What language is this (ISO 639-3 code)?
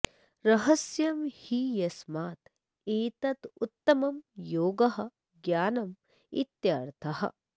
san